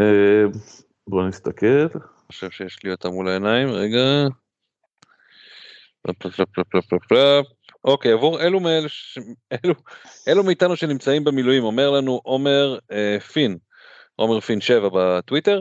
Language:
Hebrew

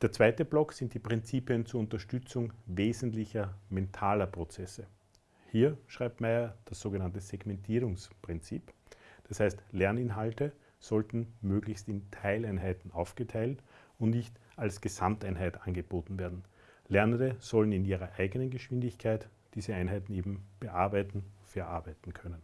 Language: German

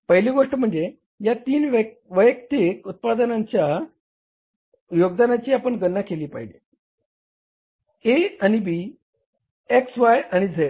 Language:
Marathi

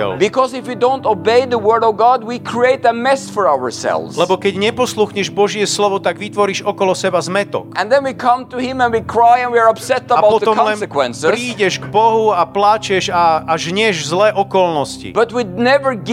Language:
Slovak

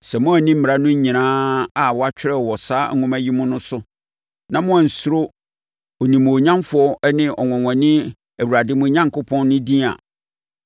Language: Akan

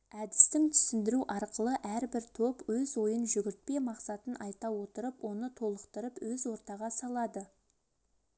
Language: Kazakh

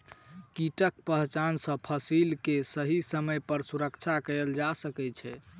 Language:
Maithili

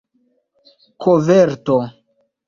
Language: Esperanto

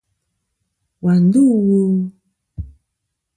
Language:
Kom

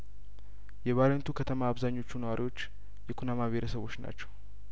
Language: Amharic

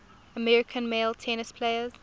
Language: English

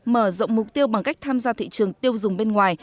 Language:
Vietnamese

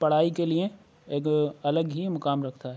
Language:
Urdu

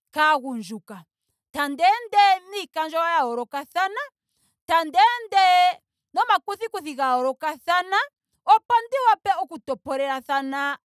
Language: Ndonga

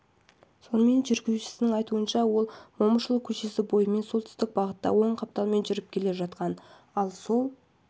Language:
Kazakh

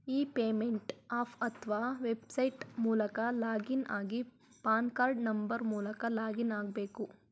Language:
Kannada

